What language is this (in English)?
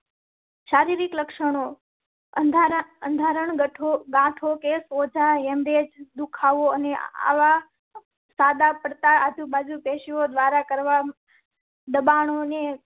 Gujarati